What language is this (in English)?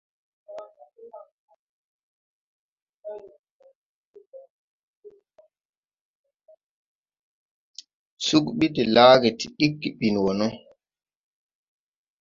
Tupuri